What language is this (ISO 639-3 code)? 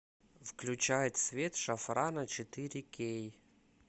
rus